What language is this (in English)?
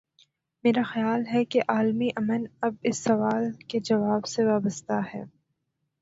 Urdu